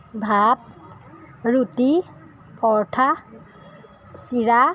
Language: Assamese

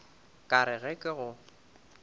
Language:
Northern Sotho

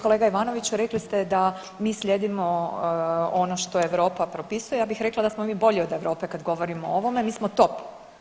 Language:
Croatian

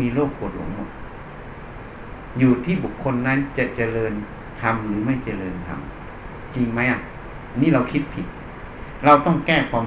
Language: Thai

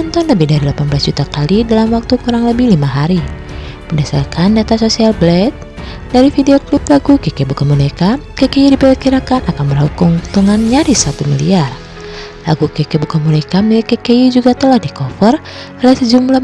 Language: Indonesian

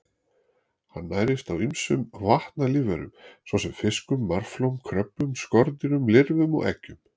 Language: Icelandic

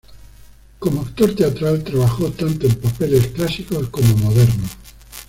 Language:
Spanish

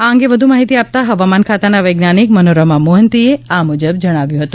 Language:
Gujarati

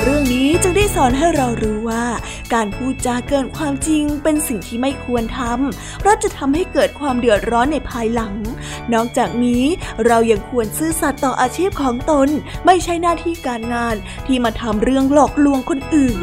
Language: Thai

